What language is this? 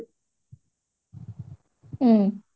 Odia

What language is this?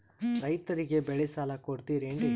Kannada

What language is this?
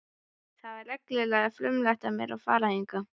Icelandic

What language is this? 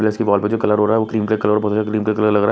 Hindi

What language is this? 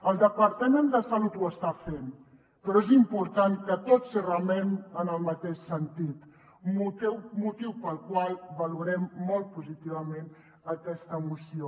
Catalan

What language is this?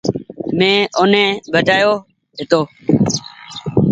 Goaria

